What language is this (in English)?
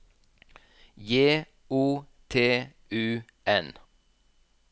Norwegian